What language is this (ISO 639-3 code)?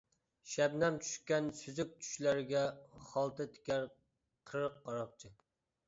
uig